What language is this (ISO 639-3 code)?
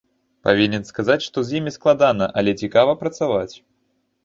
bel